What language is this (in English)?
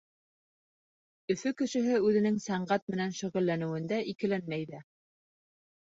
Bashkir